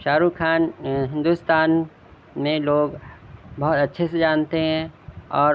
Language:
Urdu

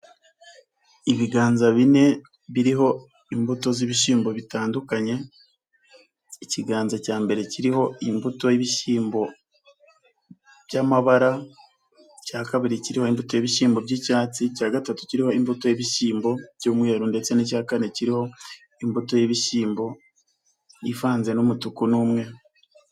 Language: Kinyarwanda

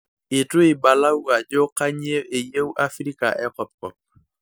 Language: Masai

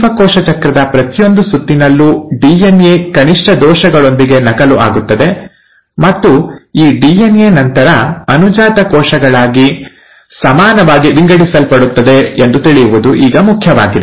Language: Kannada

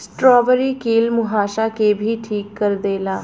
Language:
Bhojpuri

